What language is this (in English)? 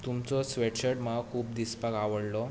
Konkani